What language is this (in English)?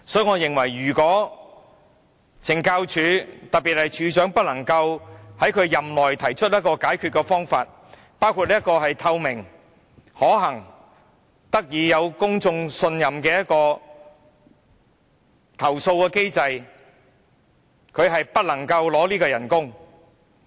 Cantonese